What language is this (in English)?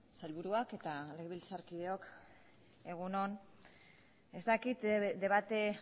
Basque